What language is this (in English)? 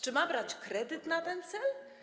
Polish